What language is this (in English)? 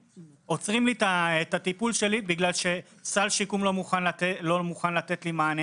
Hebrew